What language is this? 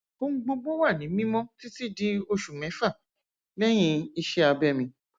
Yoruba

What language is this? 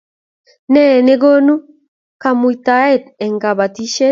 Kalenjin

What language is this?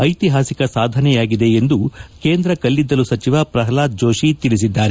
Kannada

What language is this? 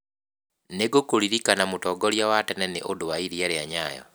Kikuyu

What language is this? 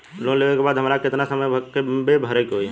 Bhojpuri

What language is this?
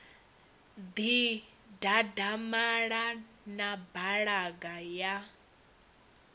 Venda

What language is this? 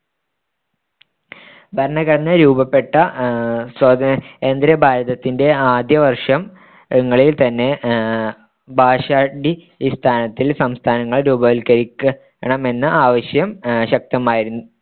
Malayalam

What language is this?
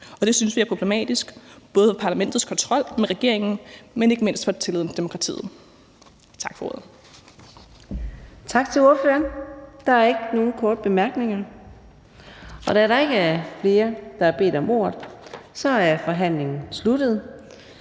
Danish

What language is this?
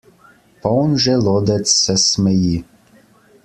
Slovenian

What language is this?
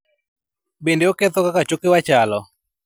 Luo (Kenya and Tanzania)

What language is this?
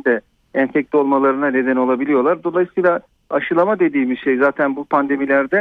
Turkish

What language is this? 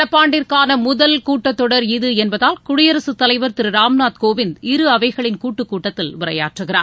Tamil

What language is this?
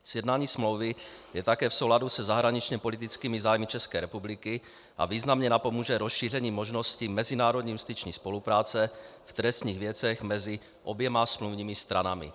Czech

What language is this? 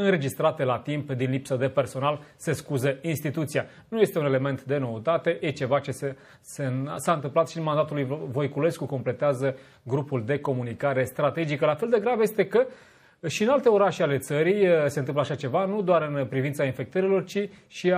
Romanian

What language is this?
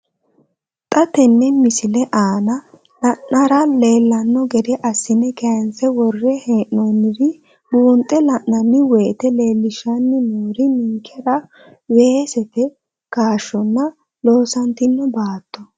Sidamo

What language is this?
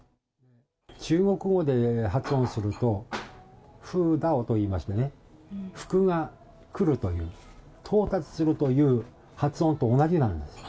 Japanese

